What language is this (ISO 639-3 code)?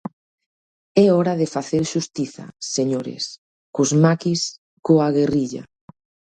glg